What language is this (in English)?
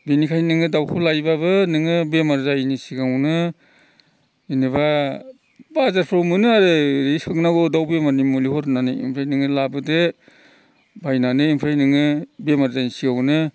Bodo